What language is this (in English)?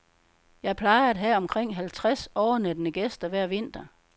Danish